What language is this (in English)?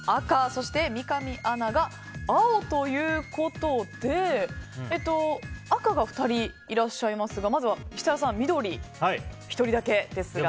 Japanese